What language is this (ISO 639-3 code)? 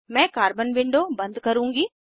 hin